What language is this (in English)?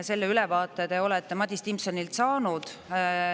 Estonian